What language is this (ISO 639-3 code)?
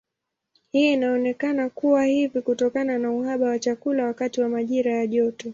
swa